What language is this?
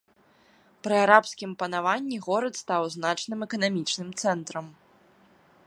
Belarusian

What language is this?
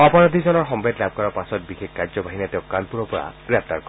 Assamese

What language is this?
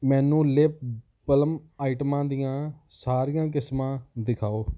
Punjabi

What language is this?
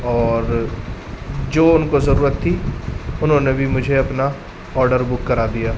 Urdu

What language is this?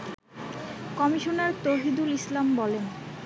Bangla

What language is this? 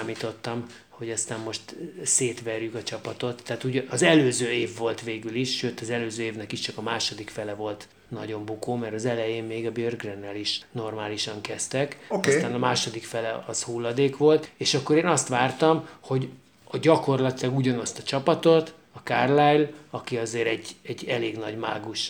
Hungarian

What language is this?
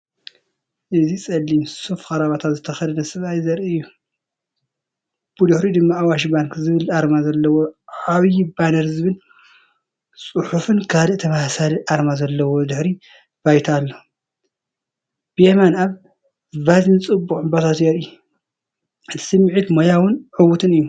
Tigrinya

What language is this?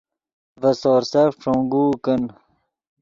Yidgha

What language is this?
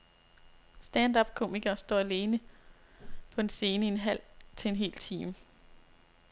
Danish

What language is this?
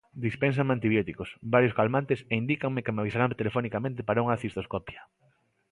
Galician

